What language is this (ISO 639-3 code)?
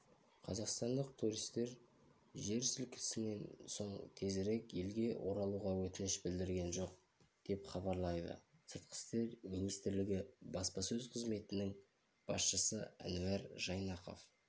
kaz